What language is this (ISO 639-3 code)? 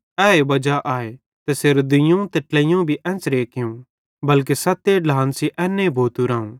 bhd